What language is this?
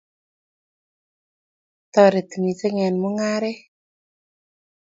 Kalenjin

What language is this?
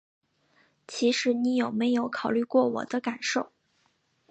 Chinese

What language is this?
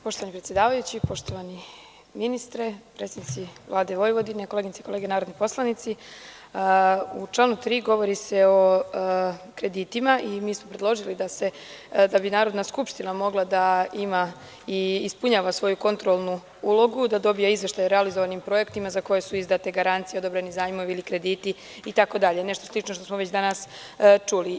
Serbian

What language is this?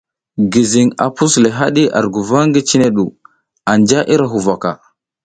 South Giziga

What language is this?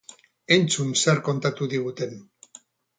Basque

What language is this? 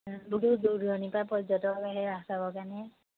Assamese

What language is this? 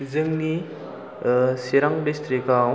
Bodo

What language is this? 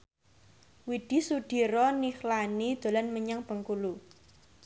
Javanese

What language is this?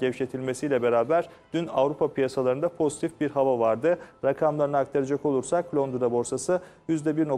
Turkish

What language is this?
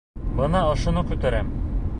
Bashkir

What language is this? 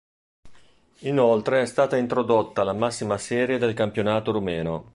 Italian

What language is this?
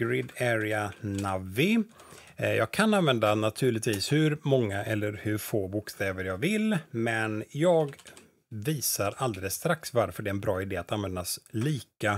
Swedish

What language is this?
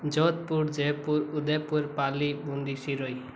Hindi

